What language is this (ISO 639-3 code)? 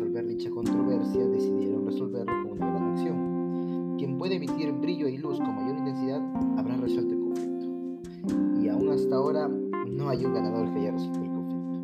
spa